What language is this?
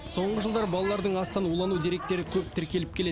Kazakh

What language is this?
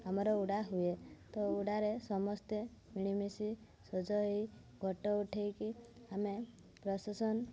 Odia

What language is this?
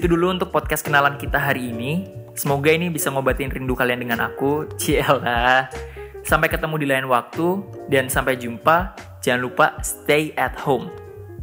Indonesian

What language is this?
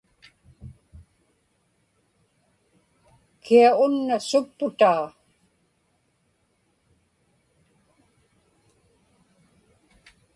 Inupiaq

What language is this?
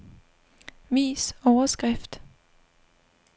Danish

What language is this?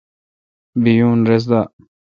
Kalkoti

